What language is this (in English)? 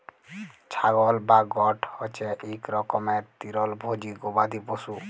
Bangla